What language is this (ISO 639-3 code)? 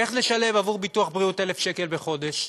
heb